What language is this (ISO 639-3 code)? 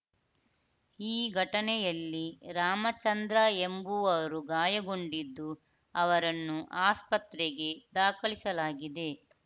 kan